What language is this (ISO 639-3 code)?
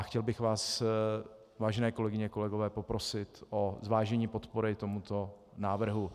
ces